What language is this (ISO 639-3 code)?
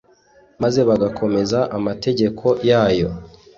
kin